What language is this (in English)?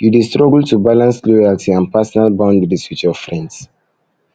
Nigerian Pidgin